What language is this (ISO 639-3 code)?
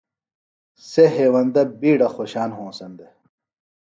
phl